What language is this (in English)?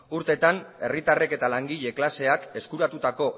Basque